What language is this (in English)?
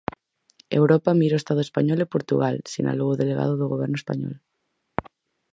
Galician